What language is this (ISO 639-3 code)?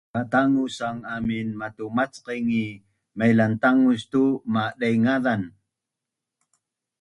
bnn